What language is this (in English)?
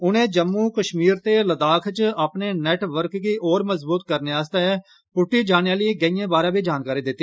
Dogri